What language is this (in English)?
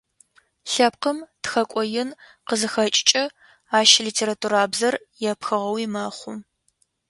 Adyghe